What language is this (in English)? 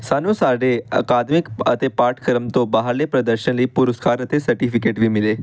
Punjabi